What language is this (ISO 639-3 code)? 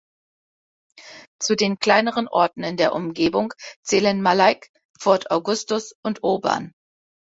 deu